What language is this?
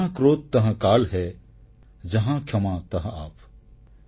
Odia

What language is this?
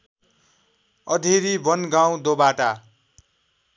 Nepali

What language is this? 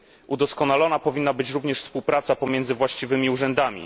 Polish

